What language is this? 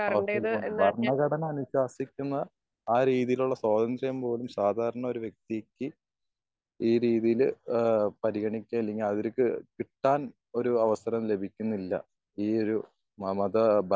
Malayalam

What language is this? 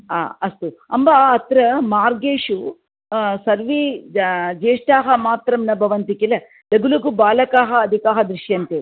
Sanskrit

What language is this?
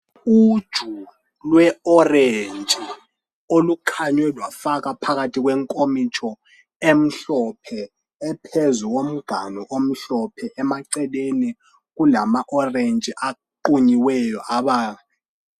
North Ndebele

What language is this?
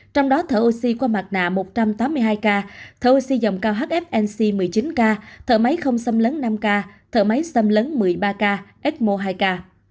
Vietnamese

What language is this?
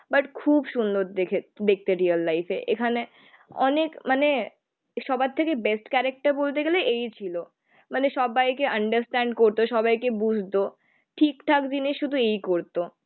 Bangla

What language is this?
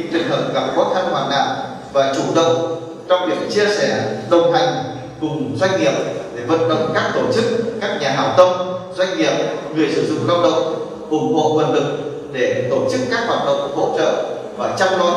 Vietnamese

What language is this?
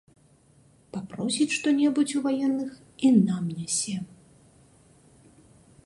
Belarusian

